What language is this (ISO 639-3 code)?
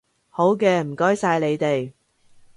yue